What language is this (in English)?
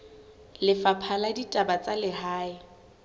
Southern Sotho